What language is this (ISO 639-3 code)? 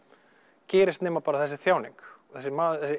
isl